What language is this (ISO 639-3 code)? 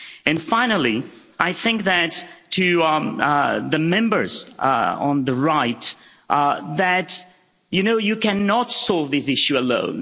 eng